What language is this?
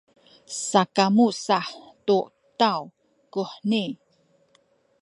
Sakizaya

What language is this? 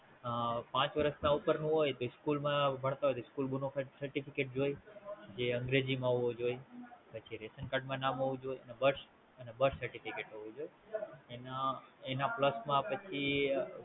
Gujarati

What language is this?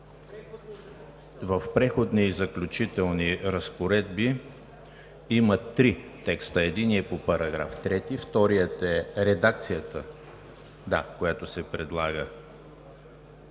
Bulgarian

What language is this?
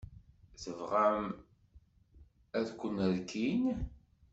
Kabyle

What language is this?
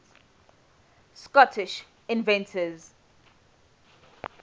English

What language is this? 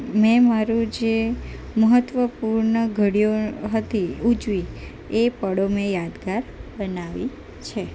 Gujarati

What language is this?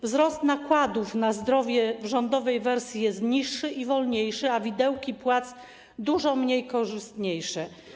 Polish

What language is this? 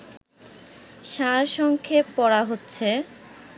Bangla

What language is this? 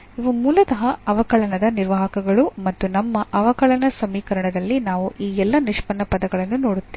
Kannada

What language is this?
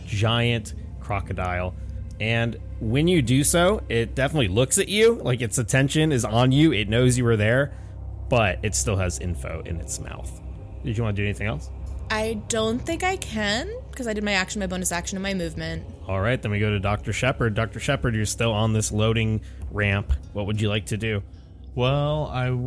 English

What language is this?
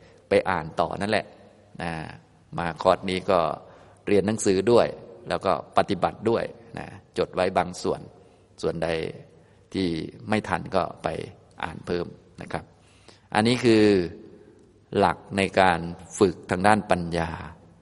Thai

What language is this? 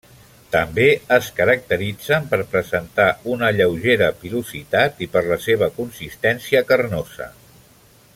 Catalan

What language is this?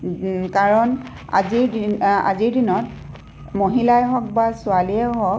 Assamese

